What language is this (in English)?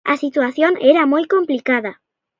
Galician